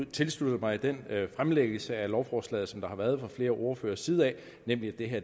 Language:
Danish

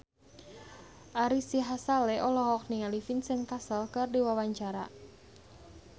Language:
Sundanese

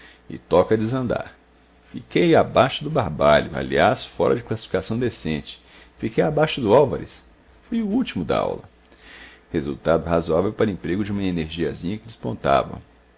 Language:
Portuguese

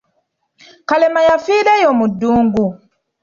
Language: Ganda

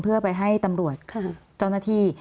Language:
Thai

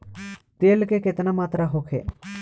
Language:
Bhojpuri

